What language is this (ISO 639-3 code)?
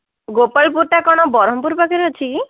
ori